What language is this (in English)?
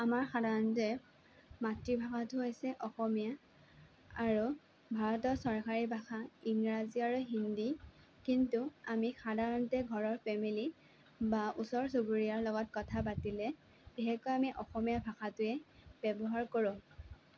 Assamese